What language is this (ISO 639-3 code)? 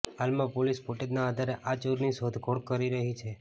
guj